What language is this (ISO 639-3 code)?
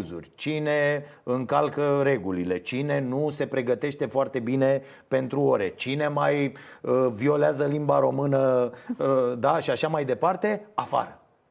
ron